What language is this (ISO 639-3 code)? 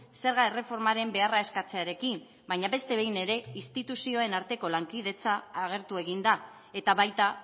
eus